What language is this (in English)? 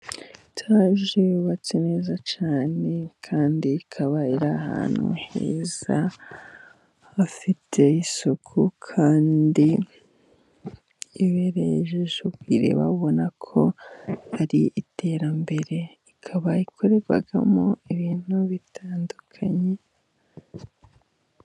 Kinyarwanda